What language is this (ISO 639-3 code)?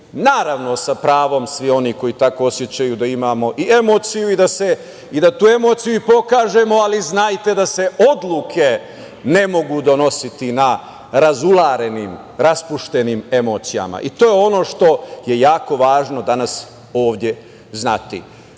srp